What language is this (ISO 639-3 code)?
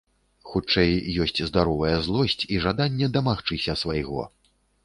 bel